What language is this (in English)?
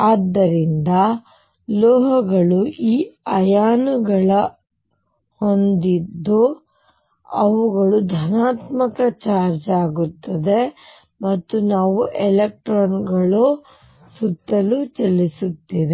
Kannada